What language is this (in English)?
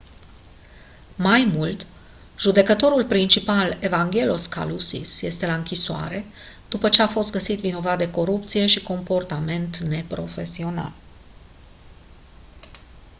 Romanian